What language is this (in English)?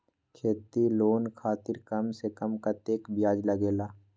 Magahi